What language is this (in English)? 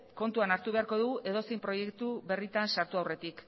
Basque